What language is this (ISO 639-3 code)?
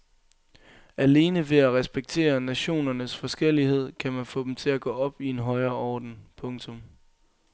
dan